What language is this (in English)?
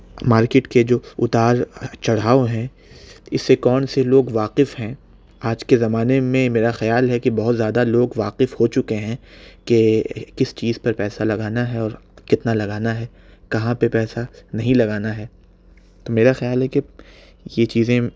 Urdu